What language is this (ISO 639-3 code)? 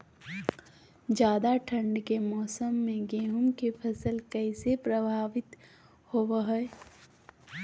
mag